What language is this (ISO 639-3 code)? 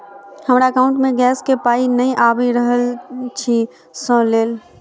mai